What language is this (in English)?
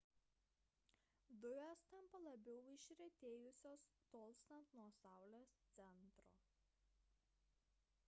Lithuanian